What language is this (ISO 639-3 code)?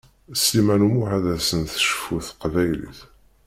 kab